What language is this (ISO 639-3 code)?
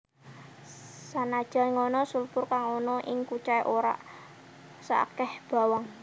jav